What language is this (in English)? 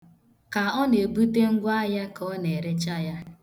Igbo